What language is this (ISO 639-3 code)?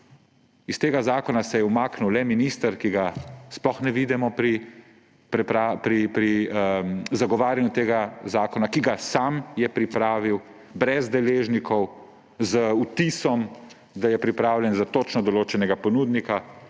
slv